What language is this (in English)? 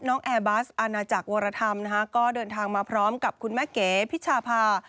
Thai